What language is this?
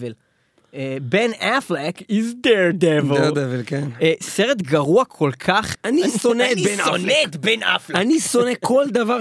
Hebrew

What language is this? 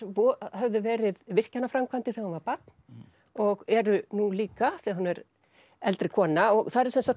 Icelandic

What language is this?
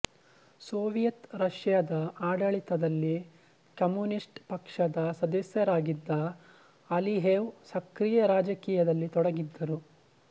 Kannada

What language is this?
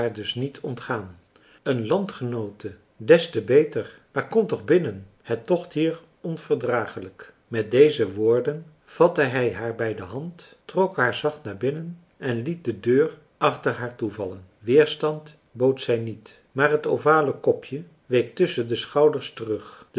Dutch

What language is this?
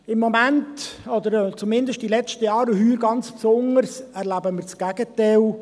Swiss German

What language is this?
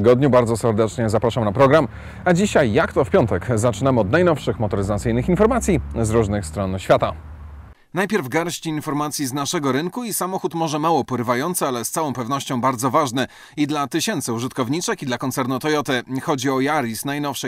Polish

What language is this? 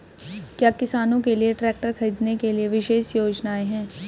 Hindi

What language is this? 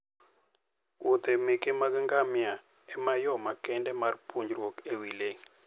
Luo (Kenya and Tanzania)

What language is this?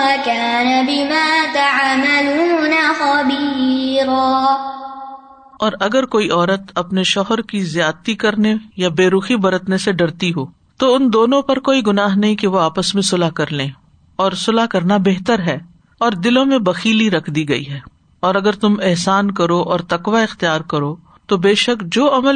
Urdu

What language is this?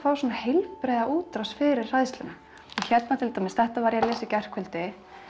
Icelandic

